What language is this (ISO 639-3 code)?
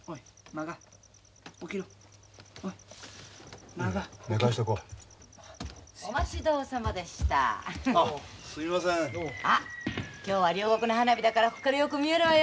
jpn